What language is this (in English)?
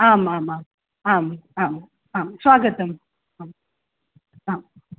Sanskrit